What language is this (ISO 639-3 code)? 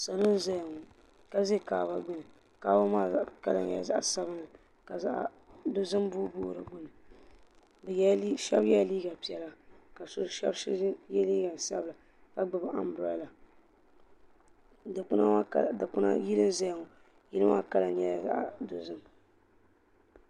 dag